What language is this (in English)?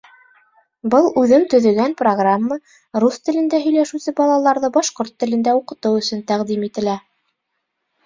Bashkir